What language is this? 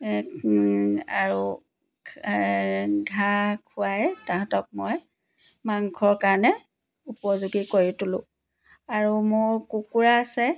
Assamese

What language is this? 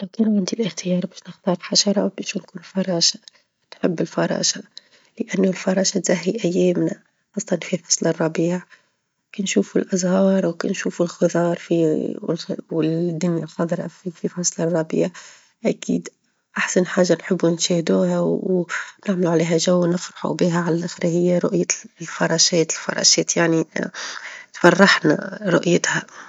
Tunisian Arabic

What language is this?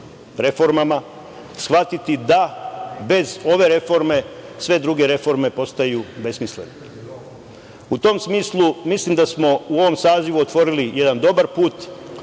Serbian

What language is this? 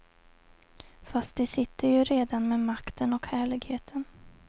Swedish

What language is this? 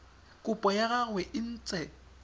Tswana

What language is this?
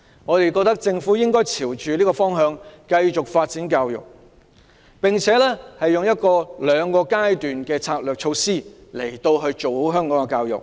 Cantonese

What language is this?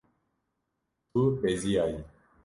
Kurdish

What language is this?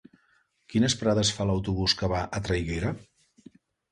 Catalan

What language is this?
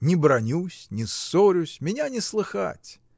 Russian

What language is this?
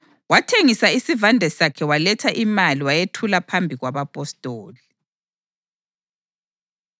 North Ndebele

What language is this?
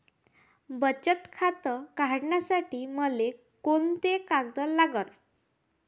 Marathi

